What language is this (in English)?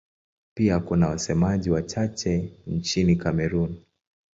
Swahili